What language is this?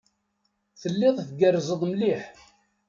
Kabyle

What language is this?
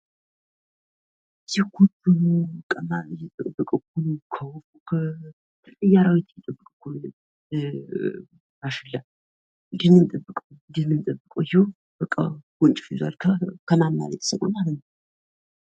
Amharic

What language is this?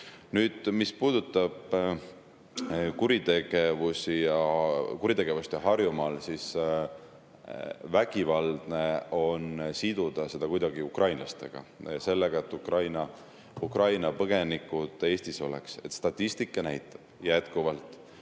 Estonian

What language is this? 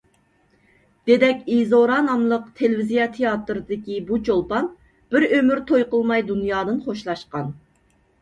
Uyghur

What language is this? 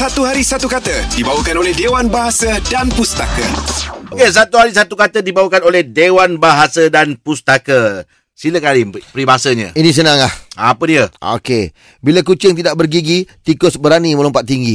Malay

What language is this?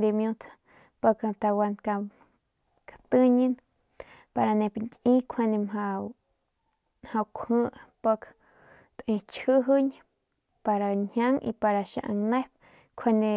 Northern Pame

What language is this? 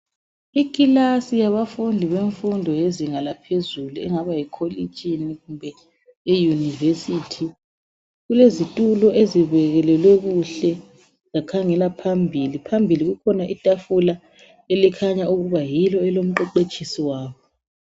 North Ndebele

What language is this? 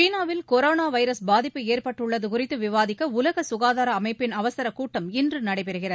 Tamil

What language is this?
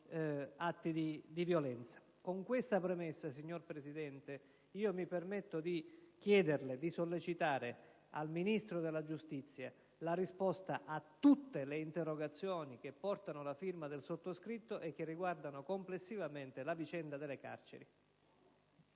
Italian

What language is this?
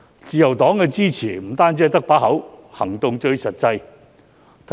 Cantonese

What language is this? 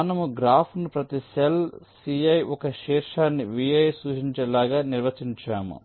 Telugu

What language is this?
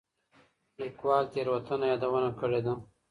Pashto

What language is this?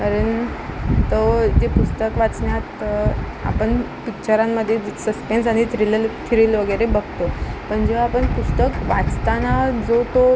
Marathi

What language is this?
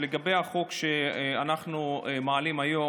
Hebrew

